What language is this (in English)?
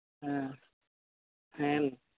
Santali